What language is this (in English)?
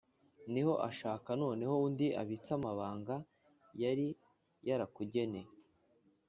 Kinyarwanda